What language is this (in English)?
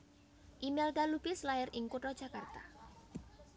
Javanese